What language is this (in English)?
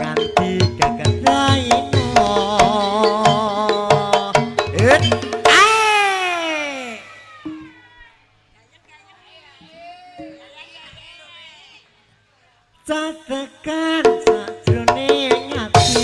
Javanese